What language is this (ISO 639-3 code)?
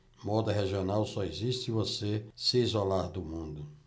por